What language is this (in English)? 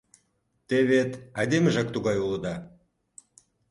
Mari